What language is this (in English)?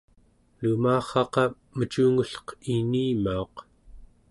Central Yupik